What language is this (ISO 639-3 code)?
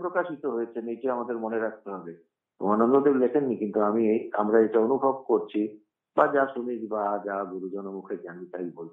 ita